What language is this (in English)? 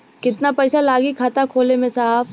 Bhojpuri